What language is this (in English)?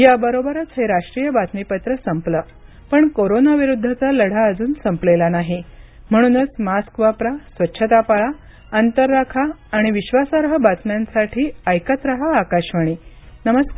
Marathi